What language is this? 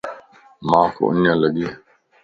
Lasi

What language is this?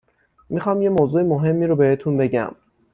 Persian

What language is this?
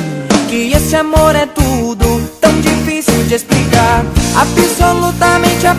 Romanian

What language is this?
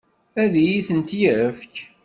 Kabyle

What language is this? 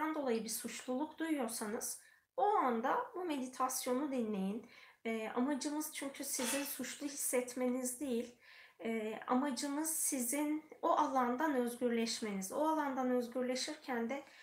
Turkish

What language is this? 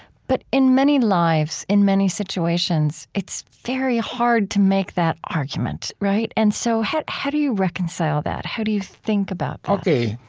English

